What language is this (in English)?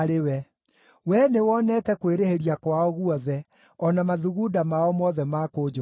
Kikuyu